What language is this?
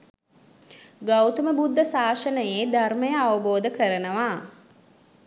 Sinhala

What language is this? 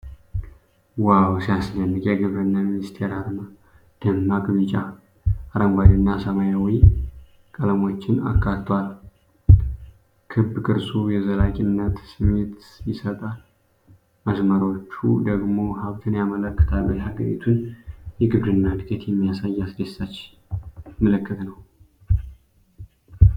Amharic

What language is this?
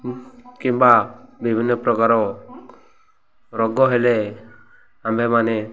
Odia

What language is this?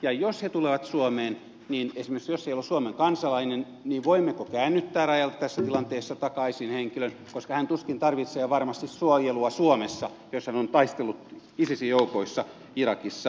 Finnish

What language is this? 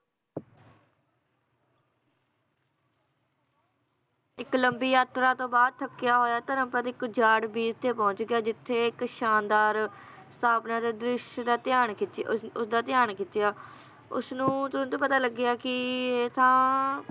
Punjabi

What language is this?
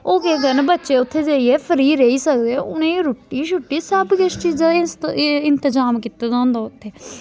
Dogri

